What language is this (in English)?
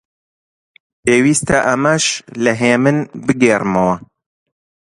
Central Kurdish